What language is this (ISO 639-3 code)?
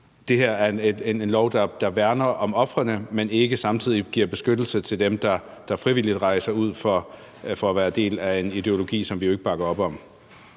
dan